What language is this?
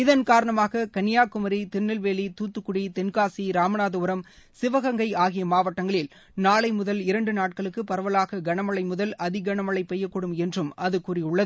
Tamil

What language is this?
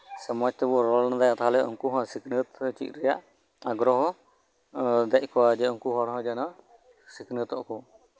Santali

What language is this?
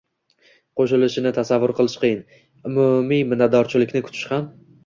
Uzbek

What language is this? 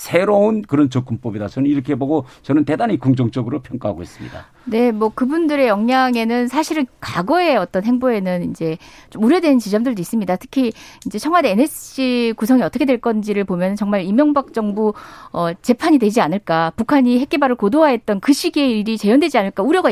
Korean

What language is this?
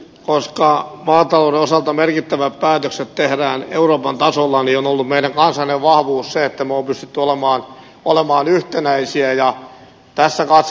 Finnish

